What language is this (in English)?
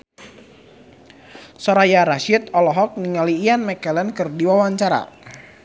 Sundanese